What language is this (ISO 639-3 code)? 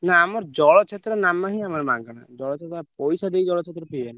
ori